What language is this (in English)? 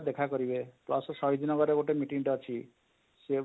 Odia